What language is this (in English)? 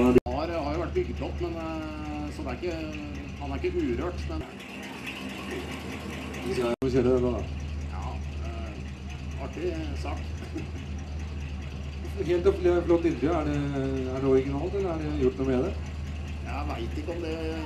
Norwegian